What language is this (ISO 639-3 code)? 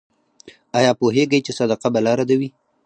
pus